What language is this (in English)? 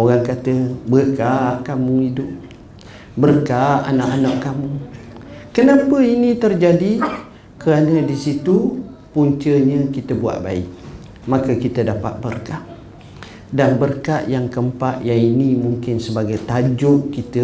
Malay